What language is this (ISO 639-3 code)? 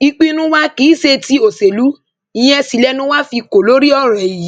yor